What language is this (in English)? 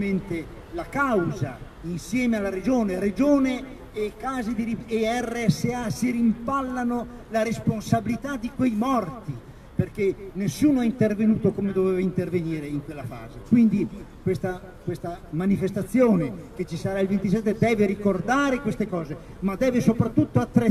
Italian